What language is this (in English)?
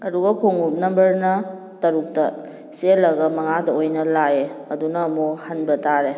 Manipuri